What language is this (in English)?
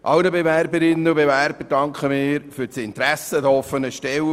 Swiss German